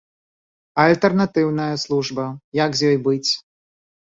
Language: Belarusian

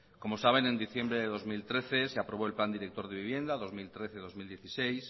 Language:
Spanish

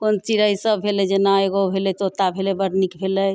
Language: Maithili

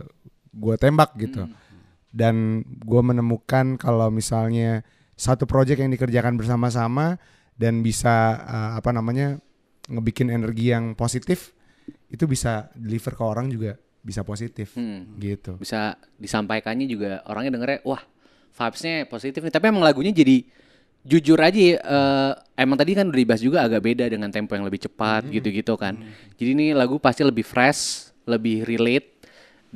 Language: Indonesian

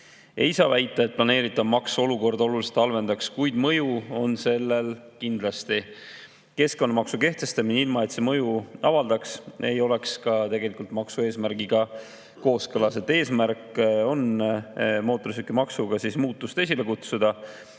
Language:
Estonian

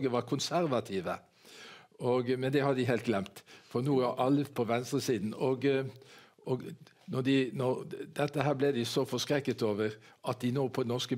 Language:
Norwegian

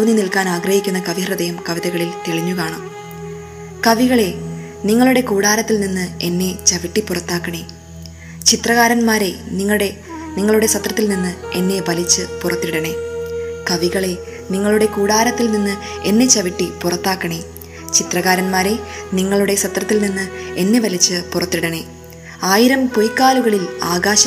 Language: Malayalam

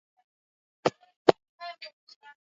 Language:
Swahili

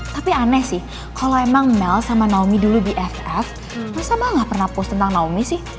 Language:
Indonesian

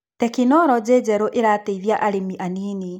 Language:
Kikuyu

